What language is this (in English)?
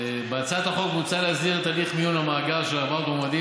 Hebrew